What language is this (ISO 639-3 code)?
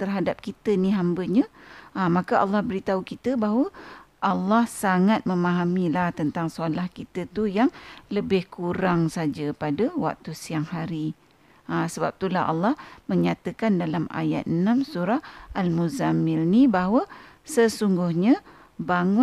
msa